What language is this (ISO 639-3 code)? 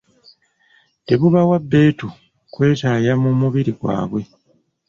lug